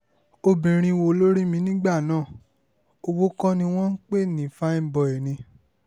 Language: Yoruba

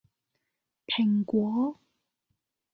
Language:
Cantonese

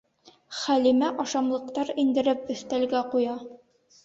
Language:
Bashkir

